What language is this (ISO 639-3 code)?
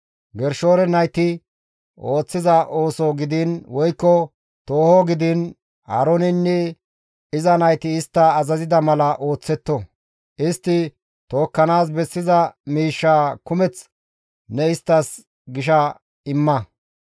gmv